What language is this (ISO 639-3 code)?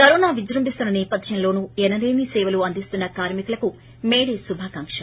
tel